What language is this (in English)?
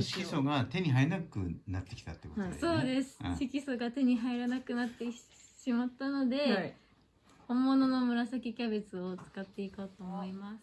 Japanese